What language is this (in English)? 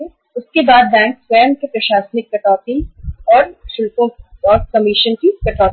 Hindi